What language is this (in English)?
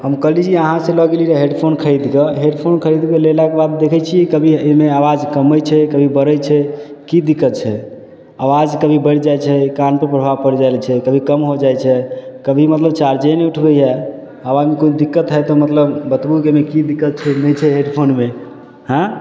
Maithili